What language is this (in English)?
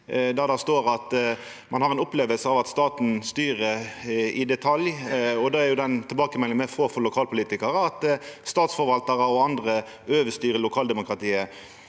Norwegian